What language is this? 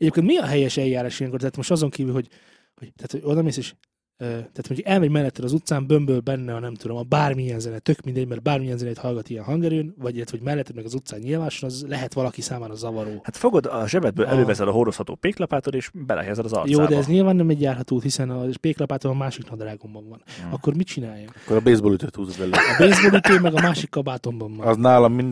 Hungarian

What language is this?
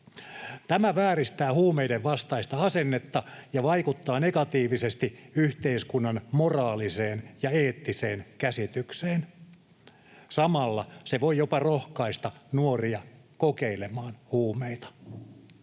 Finnish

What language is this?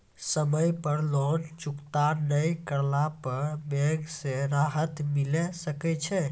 Maithili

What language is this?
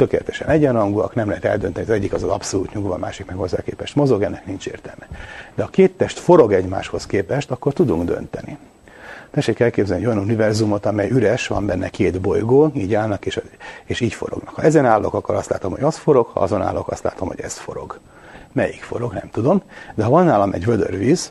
Hungarian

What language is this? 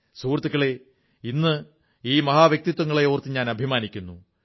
Malayalam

